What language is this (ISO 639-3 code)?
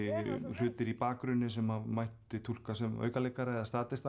isl